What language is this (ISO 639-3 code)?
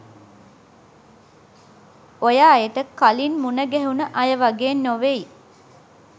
sin